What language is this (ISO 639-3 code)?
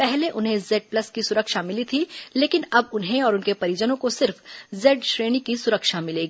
hin